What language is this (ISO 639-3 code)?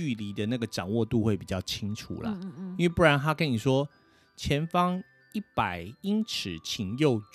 zho